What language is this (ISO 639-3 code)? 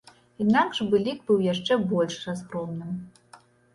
bel